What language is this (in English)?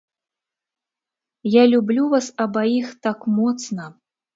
Belarusian